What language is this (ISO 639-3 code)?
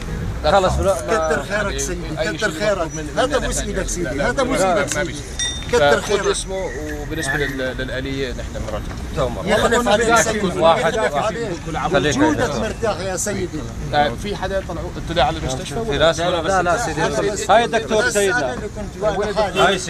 ara